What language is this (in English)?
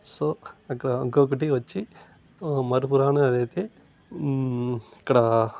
Telugu